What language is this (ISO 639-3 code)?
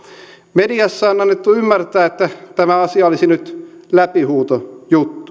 fin